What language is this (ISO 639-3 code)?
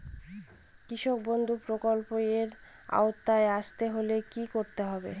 ben